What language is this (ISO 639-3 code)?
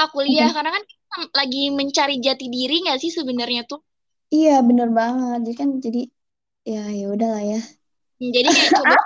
ind